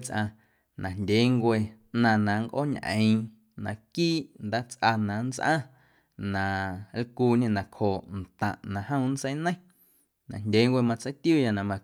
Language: Guerrero Amuzgo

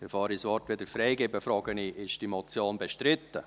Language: Swiss German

